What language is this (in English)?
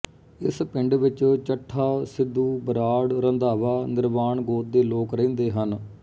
Punjabi